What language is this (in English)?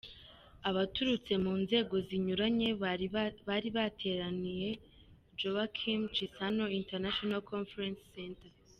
Kinyarwanda